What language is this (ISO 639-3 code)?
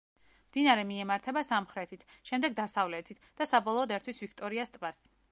kat